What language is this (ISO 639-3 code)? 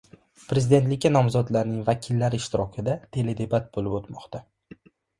uzb